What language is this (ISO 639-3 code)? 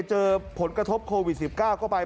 tha